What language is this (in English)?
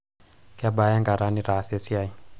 Masai